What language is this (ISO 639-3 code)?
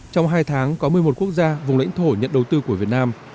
vie